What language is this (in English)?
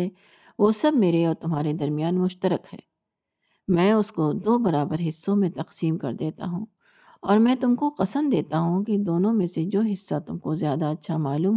Urdu